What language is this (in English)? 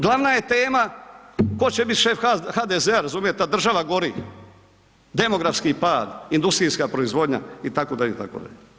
Croatian